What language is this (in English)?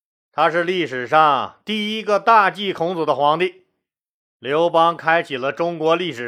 Chinese